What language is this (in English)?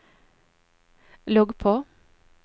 Norwegian